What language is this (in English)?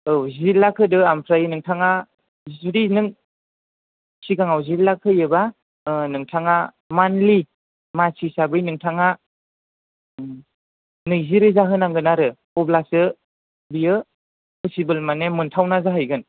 Bodo